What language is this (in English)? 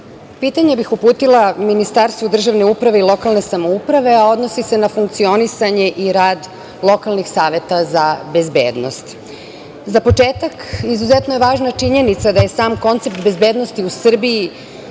Serbian